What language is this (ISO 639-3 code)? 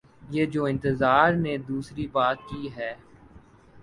urd